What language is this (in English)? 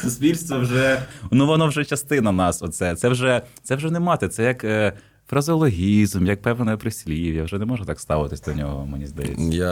Ukrainian